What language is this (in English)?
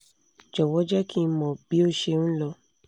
Yoruba